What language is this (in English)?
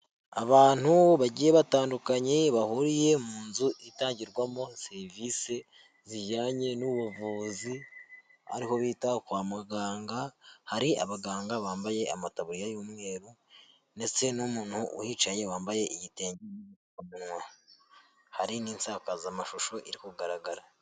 Kinyarwanda